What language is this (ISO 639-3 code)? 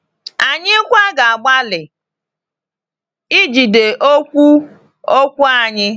ibo